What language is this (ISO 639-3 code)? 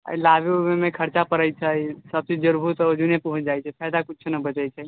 mai